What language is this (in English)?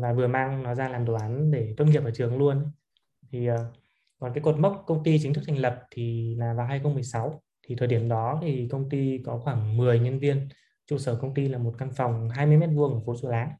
Vietnamese